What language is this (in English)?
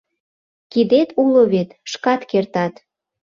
Mari